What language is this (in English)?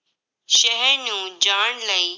Punjabi